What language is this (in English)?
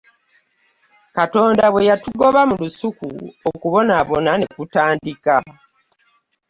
Ganda